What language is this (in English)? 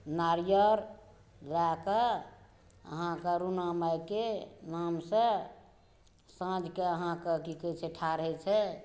Maithili